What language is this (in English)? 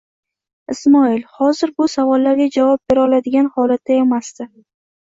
Uzbek